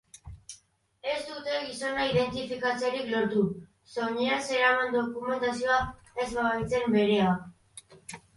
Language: Basque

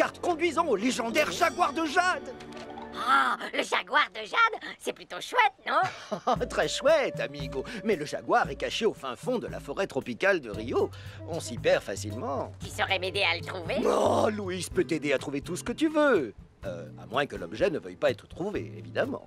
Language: French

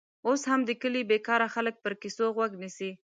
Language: Pashto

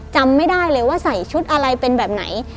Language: Thai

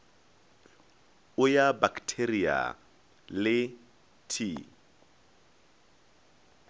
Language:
Northern Sotho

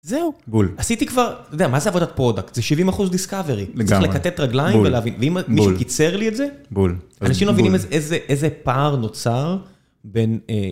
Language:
Hebrew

